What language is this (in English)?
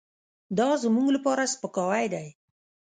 Pashto